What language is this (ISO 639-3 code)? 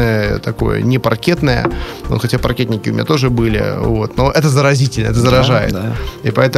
rus